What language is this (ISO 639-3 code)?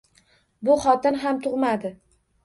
uzb